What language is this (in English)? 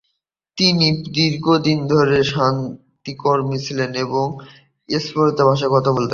Bangla